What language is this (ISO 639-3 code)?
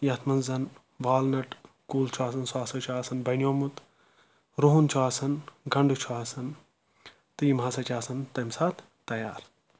kas